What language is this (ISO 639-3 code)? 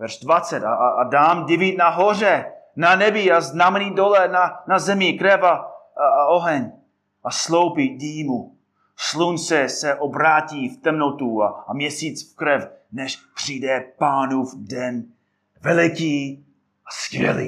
ces